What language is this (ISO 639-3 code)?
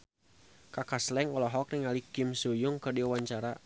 sun